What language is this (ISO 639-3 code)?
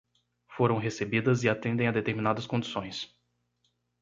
por